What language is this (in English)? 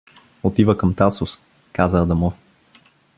Bulgarian